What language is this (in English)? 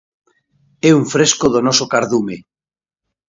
Galician